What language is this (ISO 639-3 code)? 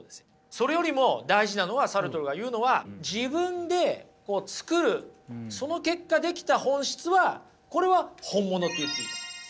jpn